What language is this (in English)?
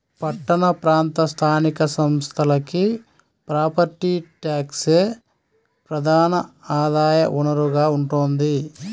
Telugu